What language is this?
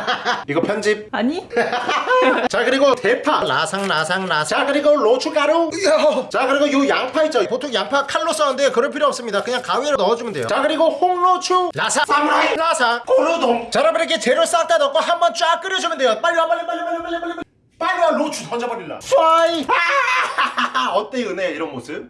Korean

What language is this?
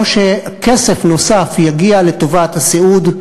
Hebrew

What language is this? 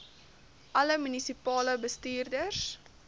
Afrikaans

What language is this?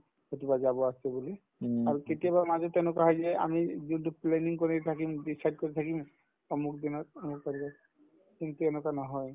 Assamese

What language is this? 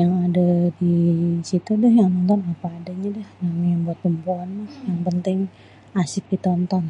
Betawi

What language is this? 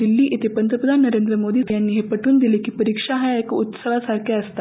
Marathi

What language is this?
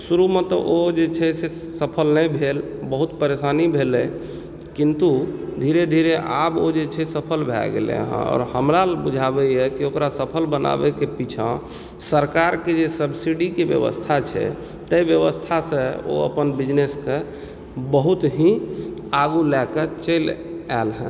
Maithili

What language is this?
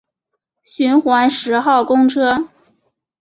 Chinese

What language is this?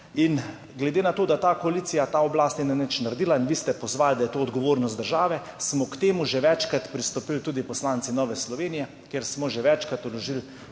Slovenian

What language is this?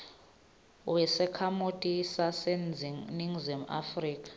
Swati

